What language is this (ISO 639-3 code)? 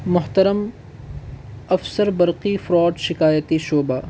urd